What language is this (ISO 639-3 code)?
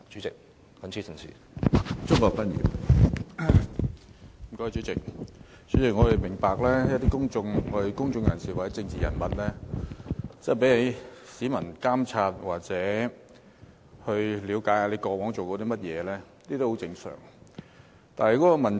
yue